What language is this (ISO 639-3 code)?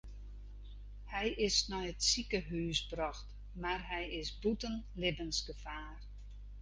fry